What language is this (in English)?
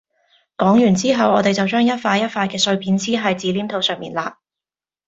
Cantonese